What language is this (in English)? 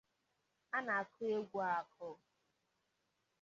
Igbo